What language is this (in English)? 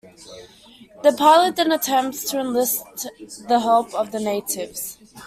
English